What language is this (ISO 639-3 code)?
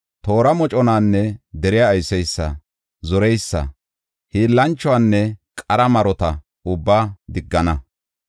gof